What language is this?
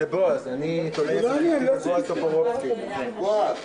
Hebrew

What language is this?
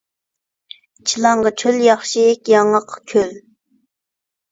Uyghur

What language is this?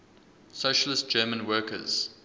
English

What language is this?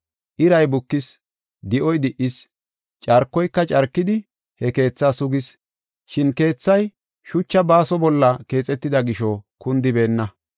Gofa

